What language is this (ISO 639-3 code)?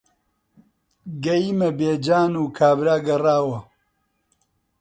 ckb